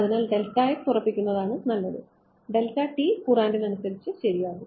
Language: Malayalam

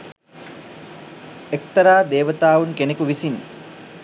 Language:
Sinhala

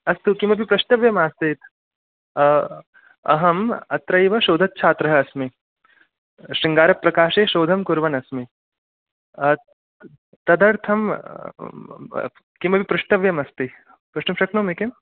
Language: Sanskrit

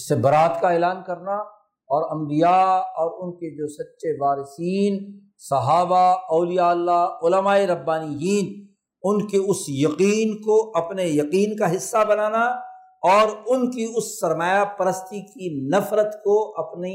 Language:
Urdu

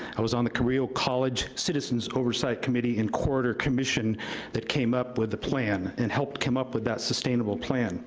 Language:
English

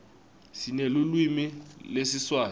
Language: Swati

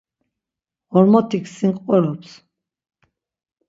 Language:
Laz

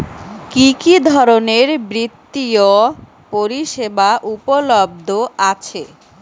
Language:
Bangla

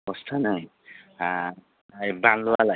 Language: Bodo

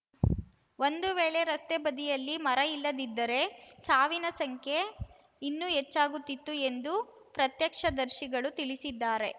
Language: Kannada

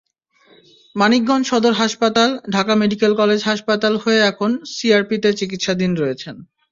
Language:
Bangla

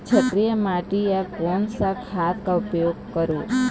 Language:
Chhattisgarhi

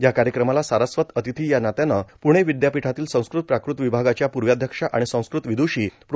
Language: Marathi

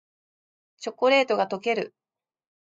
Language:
Japanese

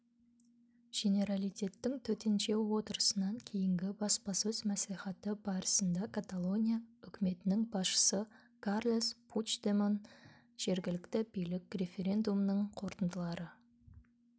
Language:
Kazakh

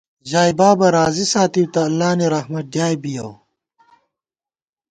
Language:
Gawar-Bati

